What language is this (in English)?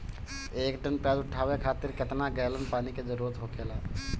Bhojpuri